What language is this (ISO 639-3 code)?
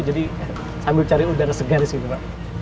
ind